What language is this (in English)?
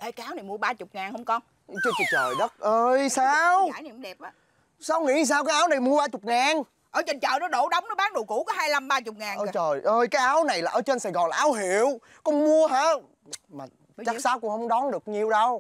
Vietnamese